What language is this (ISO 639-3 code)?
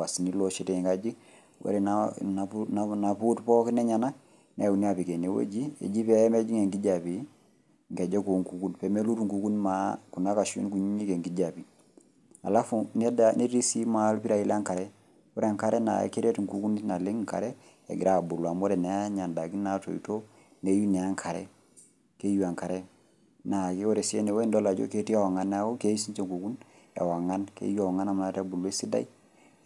mas